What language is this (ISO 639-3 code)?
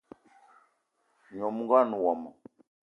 eto